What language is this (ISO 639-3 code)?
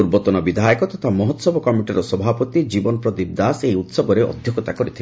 ori